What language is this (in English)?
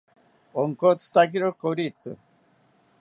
South Ucayali Ashéninka